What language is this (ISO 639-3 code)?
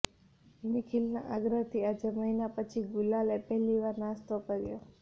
guj